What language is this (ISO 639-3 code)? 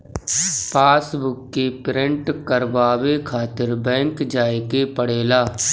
bho